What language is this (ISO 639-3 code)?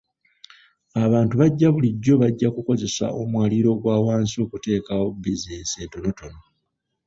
lug